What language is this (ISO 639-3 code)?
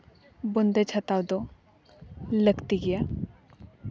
sat